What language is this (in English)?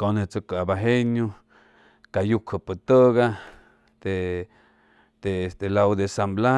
Chimalapa Zoque